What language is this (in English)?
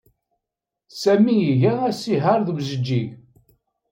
Kabyle